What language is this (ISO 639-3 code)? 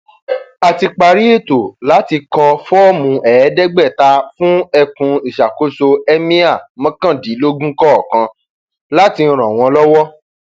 yor